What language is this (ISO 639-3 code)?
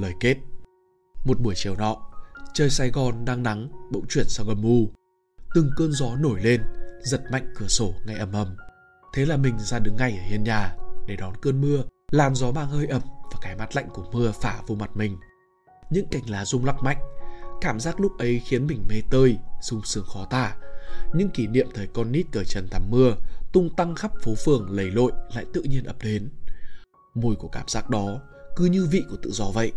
vie